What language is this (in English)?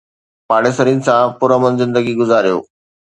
Sindhi